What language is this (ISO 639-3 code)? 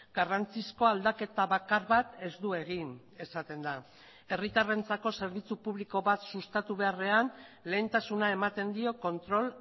eus